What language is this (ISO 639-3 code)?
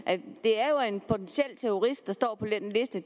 dan